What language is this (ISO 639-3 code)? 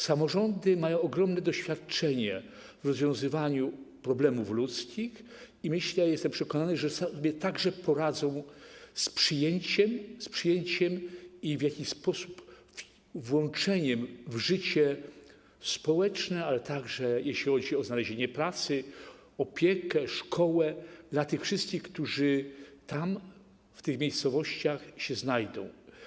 pol